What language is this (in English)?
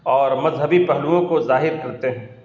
Urdu